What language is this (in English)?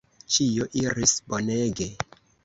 Esperanto